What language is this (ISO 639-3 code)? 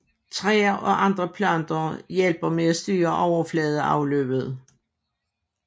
dan